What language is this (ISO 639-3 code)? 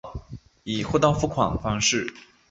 zho